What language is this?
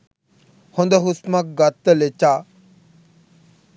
Sinhala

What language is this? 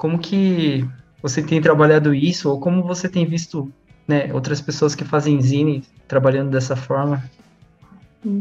Portuguese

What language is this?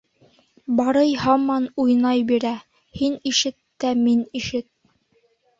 Bashkir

